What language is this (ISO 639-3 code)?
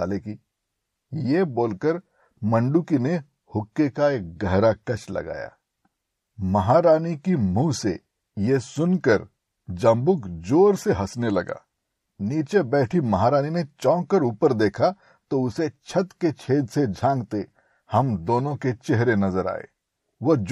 hin